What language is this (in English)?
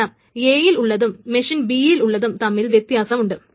Malayalam